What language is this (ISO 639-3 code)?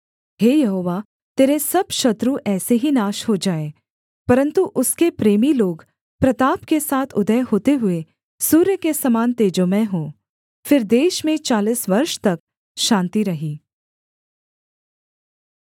hin